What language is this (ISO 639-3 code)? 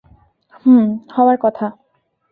ben